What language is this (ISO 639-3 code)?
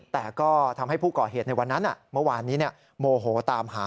tha